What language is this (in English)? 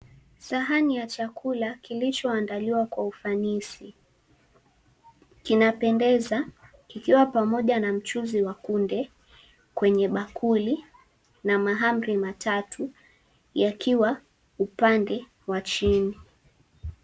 Swahili